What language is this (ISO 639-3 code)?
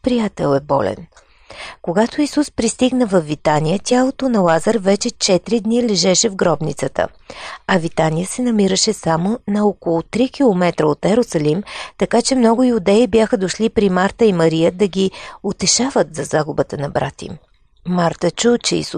bul